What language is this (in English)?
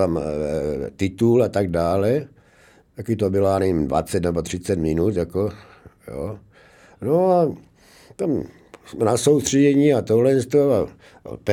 Czech